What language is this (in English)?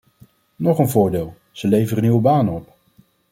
Dutch